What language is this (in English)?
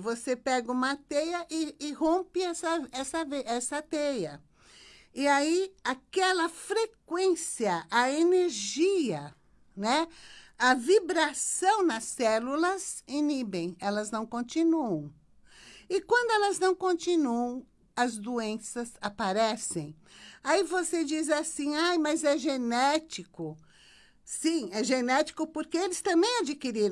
Portuguese